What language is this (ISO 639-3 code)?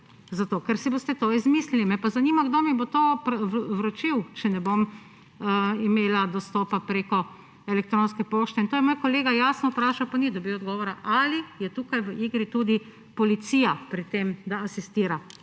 slv